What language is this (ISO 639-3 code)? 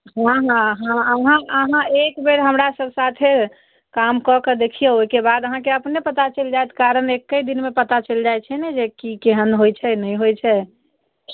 mai